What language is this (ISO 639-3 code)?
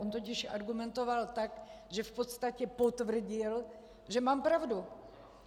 ces